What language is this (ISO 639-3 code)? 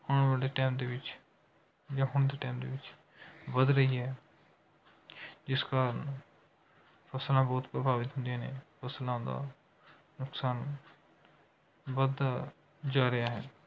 pan